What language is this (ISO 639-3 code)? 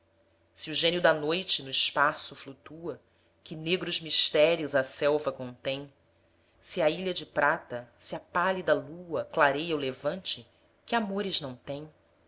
por